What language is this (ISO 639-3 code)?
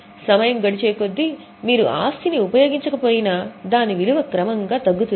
tel